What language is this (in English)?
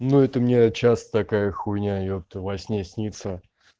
Russian